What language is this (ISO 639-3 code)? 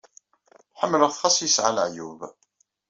kab